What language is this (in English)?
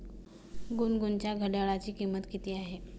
Marathi